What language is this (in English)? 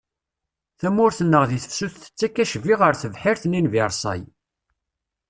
Kabyle